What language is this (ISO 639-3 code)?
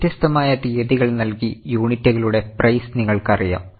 mal